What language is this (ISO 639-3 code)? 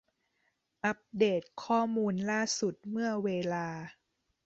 tha